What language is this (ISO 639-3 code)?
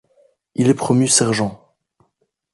fra